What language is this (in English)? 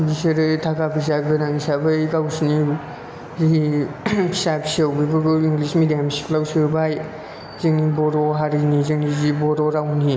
Bodo